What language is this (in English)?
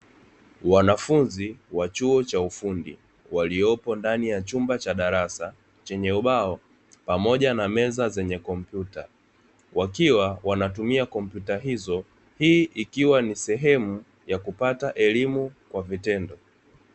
Swahili